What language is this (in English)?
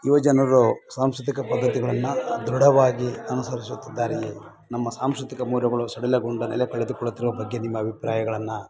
Kannada